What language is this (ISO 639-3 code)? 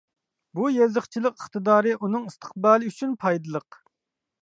uig